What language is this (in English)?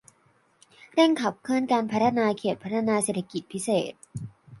Thai